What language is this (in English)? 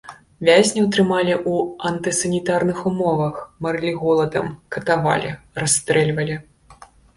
Belarusian